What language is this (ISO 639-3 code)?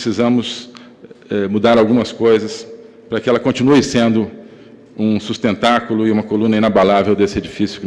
por